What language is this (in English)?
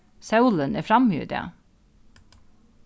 Faroese